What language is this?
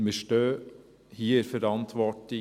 Swiss German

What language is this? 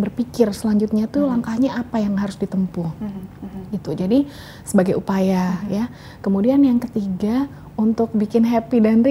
Indonesian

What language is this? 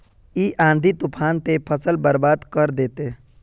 Magahi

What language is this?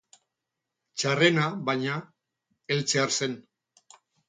Basque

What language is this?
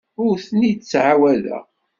Kabyle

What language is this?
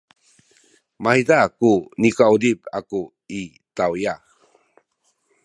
Sakizaya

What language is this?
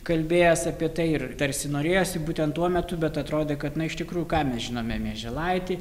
Lithuanian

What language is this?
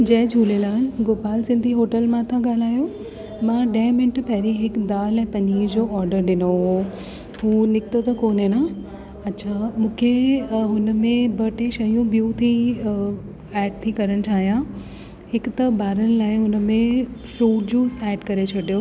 Sindhi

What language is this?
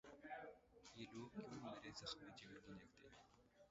Urdu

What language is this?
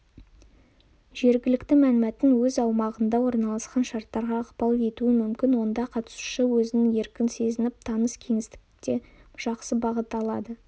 Kazakh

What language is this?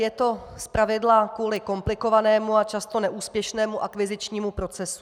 Czech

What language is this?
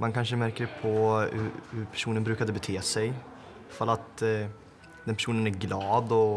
Swedish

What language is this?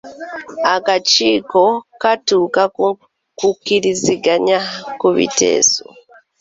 Ganda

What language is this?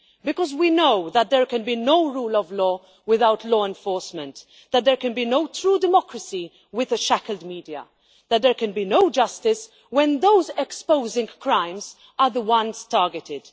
English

